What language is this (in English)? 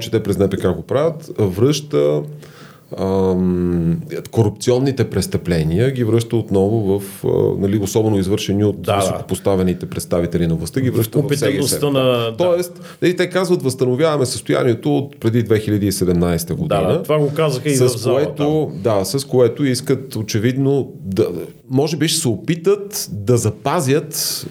Bulgarian